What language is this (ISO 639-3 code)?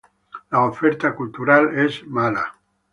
spa